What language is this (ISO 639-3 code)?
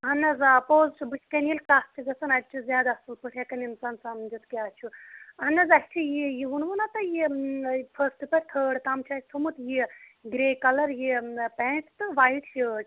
kas